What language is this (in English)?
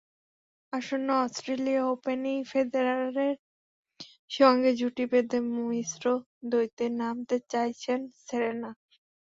Bangla